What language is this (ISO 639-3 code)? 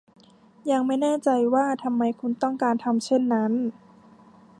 tha